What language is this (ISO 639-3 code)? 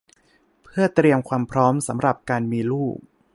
tha